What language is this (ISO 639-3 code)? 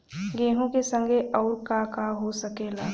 bho